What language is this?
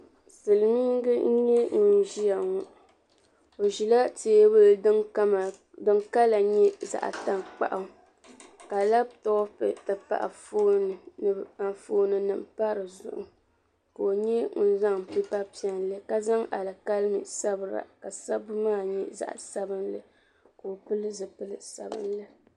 Dagbani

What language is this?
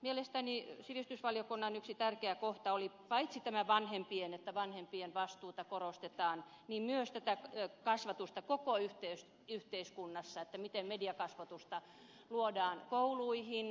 Finnish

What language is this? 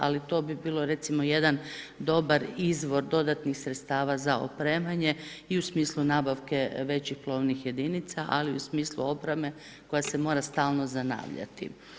Croatian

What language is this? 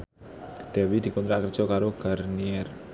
Javanese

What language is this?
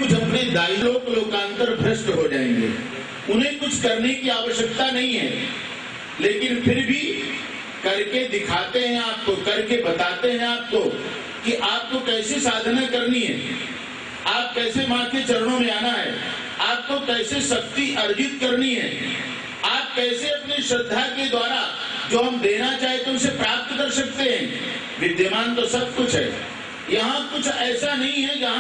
Hindi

